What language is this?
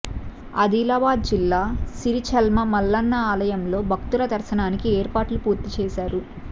Telugu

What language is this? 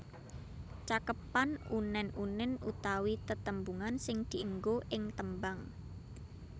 Javanese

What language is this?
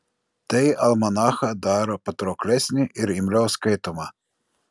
Lithuanian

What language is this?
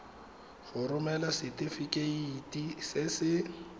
Tswana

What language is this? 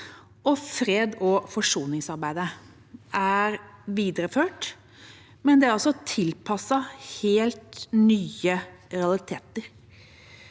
Norwegian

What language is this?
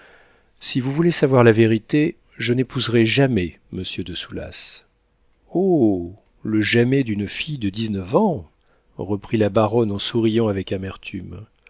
French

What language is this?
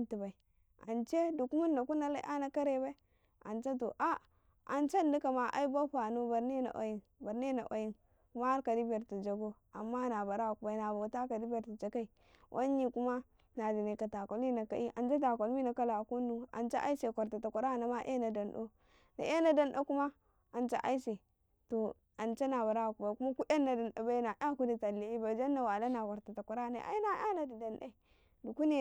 Karekare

